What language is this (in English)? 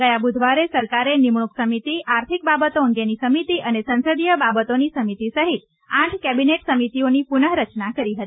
Gujarati